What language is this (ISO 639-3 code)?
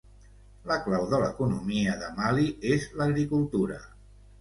cat